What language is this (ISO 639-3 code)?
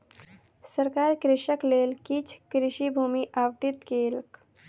mai